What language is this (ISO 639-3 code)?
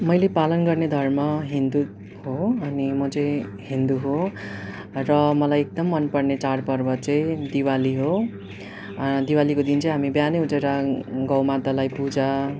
nep